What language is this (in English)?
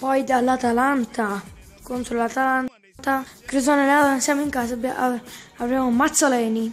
Italian